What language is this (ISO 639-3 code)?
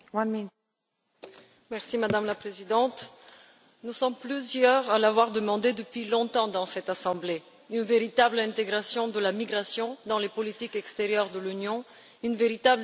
fra